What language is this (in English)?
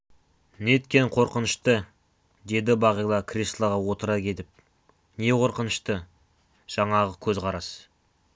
Kazakh